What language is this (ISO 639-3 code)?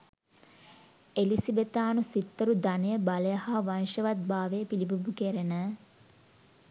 sin